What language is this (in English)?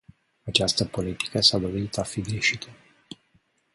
Romanian